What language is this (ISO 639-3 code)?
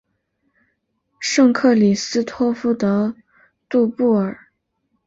zho